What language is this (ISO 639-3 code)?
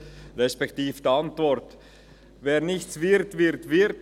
gsw